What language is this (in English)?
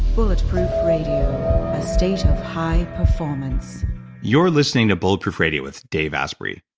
English